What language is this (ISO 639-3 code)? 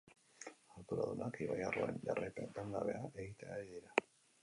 eus